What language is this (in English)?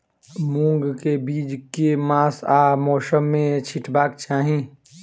Maithili